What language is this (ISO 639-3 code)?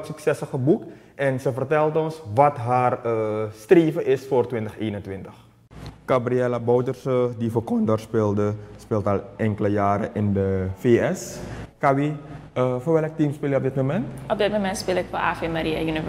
nld